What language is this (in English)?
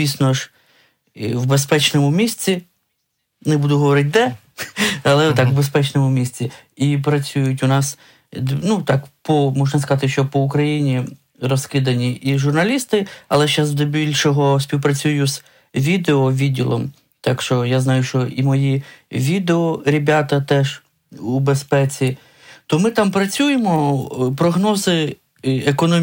Ukrainian